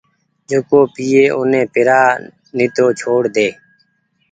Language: Goaria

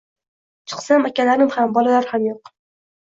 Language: Uzbek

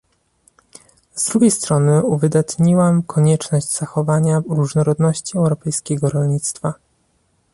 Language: Polish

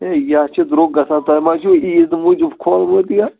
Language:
Kashmiri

